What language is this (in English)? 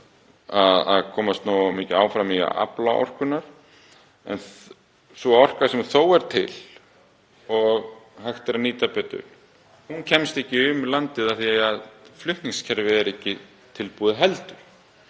Icelandic